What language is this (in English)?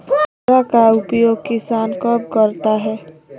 Magahi